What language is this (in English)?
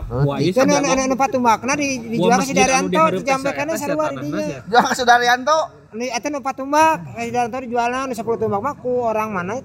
Indonesian